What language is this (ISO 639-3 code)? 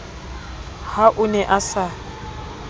sot